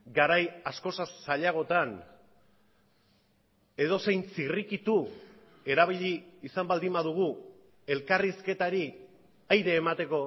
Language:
Basque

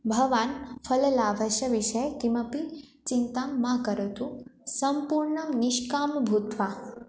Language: Sanskrit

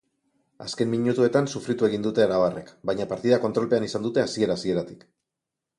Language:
Basque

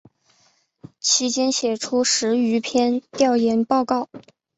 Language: Chinese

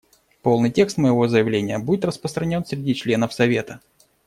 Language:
Russian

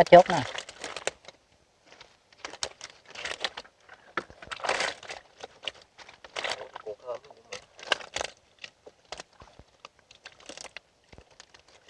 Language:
Vietnamese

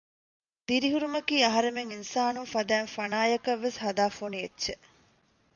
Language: Divehi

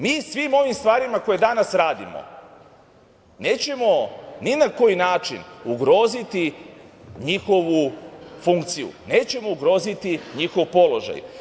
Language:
Serbian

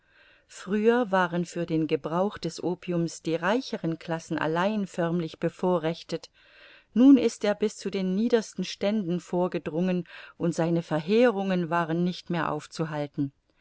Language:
German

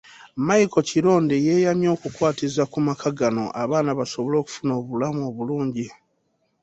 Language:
Ganda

